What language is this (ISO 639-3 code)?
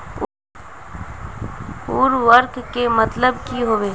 mag